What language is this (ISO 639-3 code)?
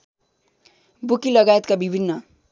nep